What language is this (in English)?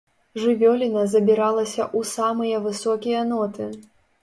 Belarusian